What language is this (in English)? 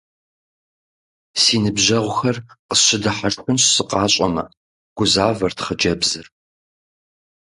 Kabardian